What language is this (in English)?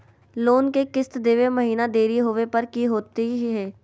Magahi